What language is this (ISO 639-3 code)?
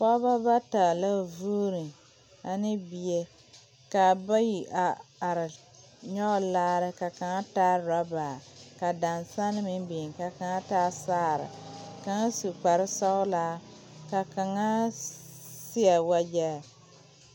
dga